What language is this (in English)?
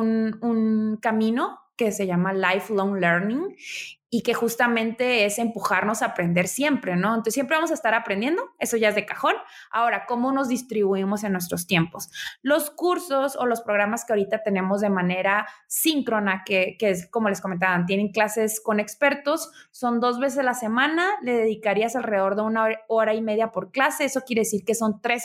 Spanish